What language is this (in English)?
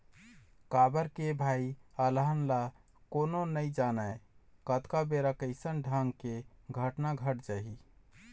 Chhattisgarhi